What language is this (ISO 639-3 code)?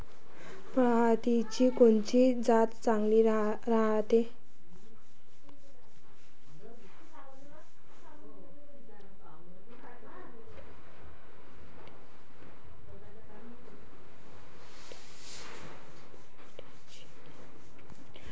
mar